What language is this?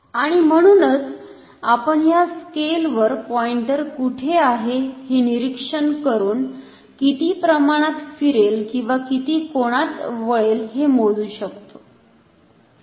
Marathi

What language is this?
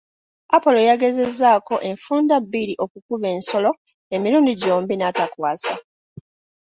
Ganda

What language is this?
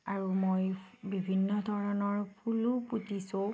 Assamese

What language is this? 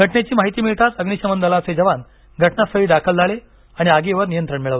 Marathi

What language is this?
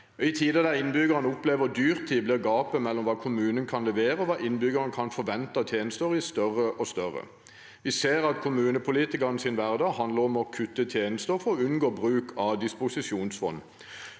Norwegian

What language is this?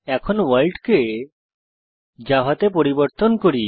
Bangla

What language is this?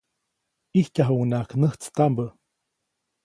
Copainalá Zoque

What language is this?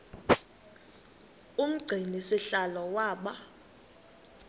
Xhosa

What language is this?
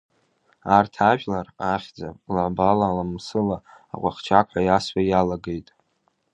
Abkhazian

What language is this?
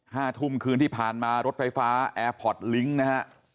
Thai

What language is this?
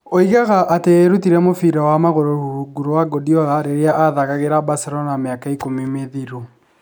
Kikuyu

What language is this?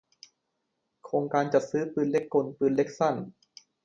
Thai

